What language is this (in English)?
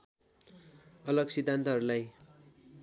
Nepali